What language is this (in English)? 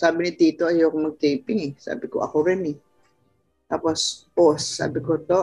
Filipino